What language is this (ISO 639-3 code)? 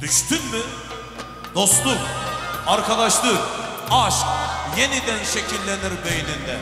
tur